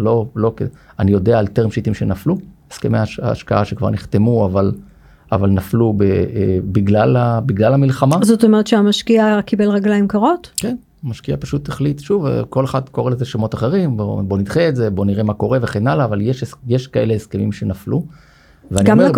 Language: Hebrew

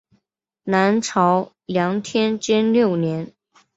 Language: Chinese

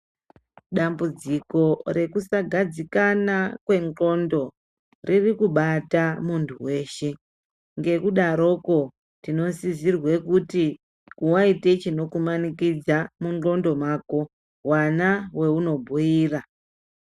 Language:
Ndau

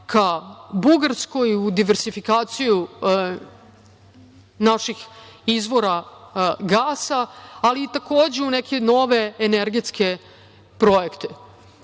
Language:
Serbian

